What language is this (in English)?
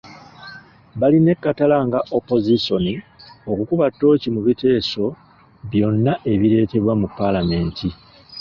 Ganda